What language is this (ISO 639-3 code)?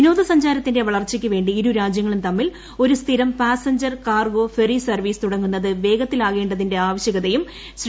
mal